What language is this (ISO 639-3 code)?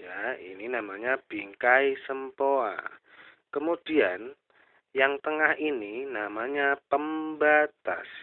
ind